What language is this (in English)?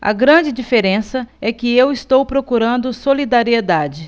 Portuguese